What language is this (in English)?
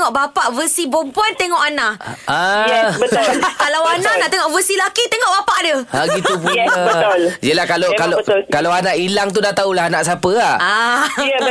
Malay